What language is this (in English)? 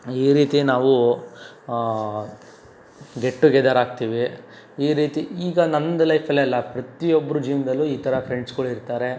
Kannada